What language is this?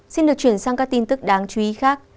Vietnamese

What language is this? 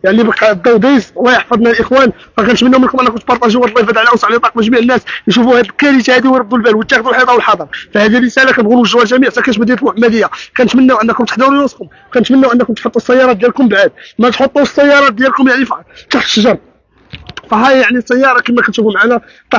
Arabic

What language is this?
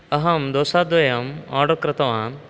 Sanskrit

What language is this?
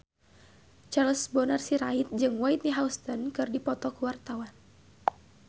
Sundanese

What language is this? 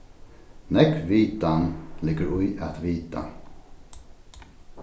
Faroese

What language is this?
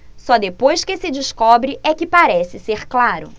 Portuguese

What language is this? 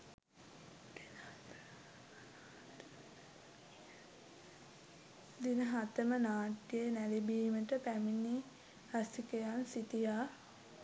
Sinhala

